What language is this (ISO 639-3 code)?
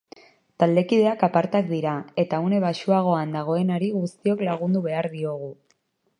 eus